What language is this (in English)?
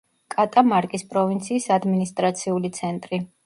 Georgian